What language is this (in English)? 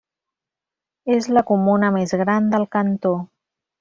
Catalan